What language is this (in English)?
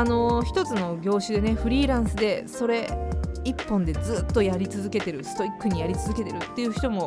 Japanese